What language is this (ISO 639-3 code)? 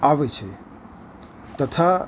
guj